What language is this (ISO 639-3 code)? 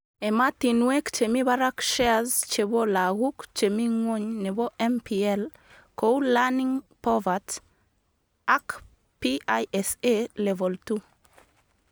kln